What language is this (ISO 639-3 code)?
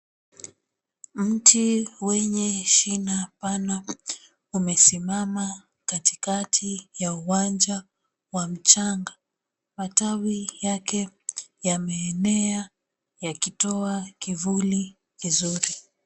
swa